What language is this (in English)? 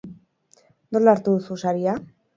Basque